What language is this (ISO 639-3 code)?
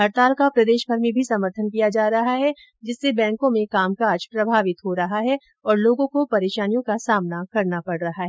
hin